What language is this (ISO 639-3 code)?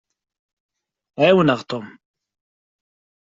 kab